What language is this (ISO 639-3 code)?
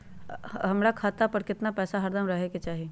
mag